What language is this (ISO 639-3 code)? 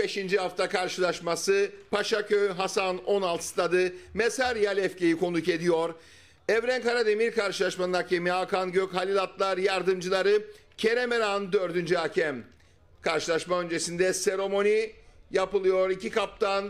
tur